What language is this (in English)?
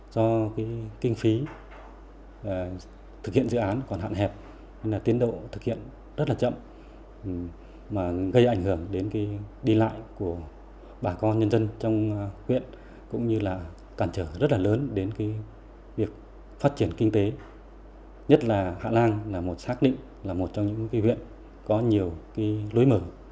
Vietnamese